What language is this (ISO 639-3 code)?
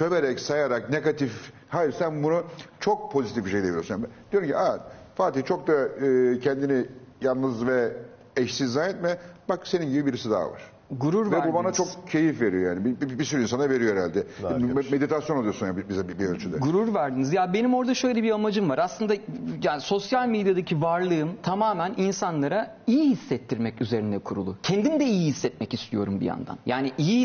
tur